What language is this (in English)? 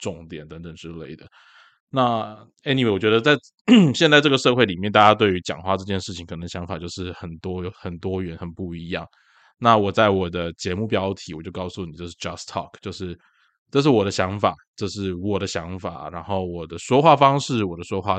Chinese